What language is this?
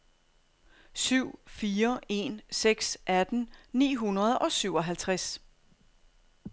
Danish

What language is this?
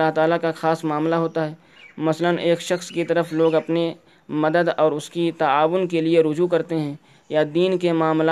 Urdu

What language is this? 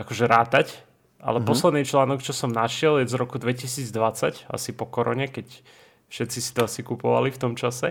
Slovak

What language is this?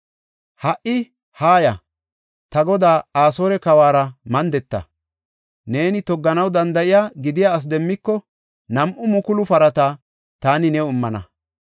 Gofa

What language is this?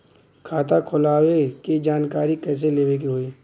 Bhojpuri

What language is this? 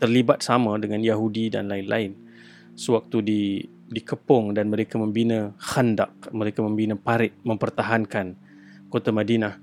Malay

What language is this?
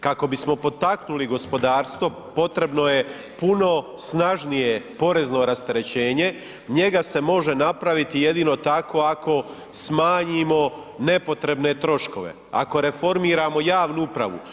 Croatian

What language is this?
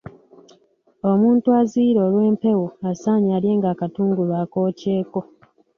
Ganda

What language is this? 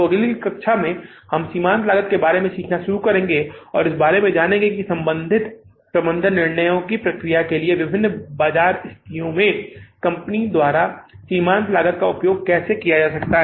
Hindi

